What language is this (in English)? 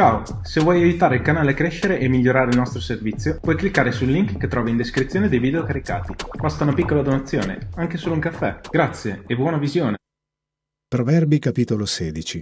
Italian